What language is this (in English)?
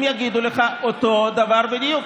Hebrew